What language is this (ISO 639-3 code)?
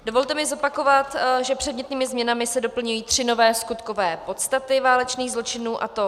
ces